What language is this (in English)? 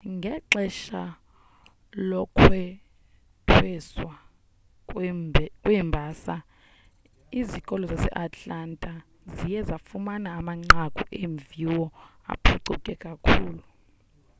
Xhosa